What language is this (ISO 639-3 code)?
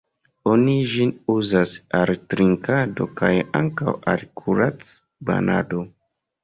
epo